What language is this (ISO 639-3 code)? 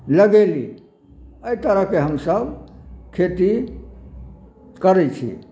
mai